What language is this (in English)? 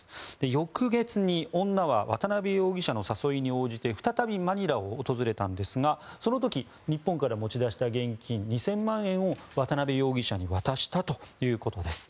Japanese